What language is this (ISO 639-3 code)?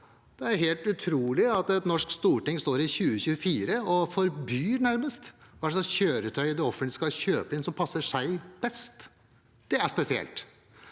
nor